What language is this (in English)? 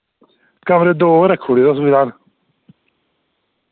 Dogri